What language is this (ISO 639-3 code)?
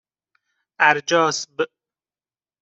fas